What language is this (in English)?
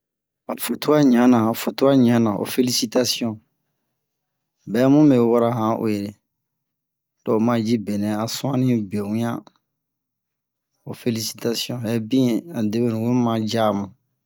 Bomu